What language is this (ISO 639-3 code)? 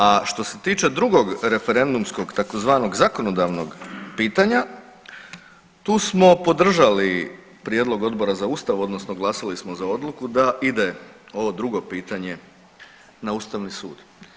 hrv